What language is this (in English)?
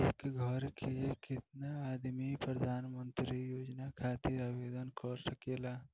Bhojpuri